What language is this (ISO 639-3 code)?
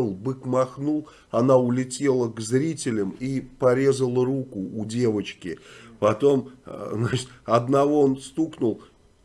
rus